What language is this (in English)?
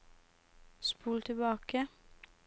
Norwegian